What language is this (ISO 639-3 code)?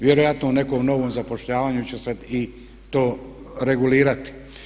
hrv